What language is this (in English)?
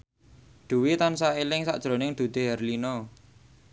Javanese